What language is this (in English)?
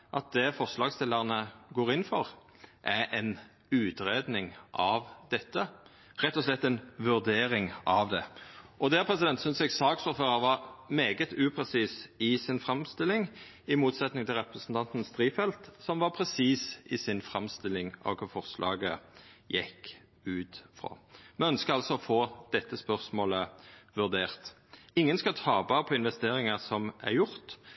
Norwegian Nynorsk